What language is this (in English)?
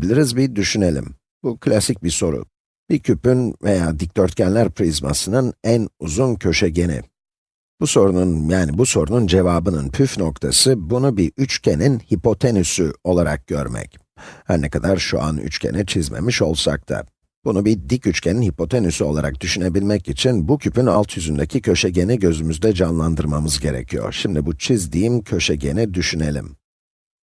Turkish